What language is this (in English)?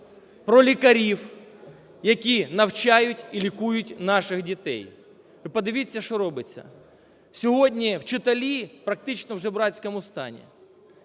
Ukrainian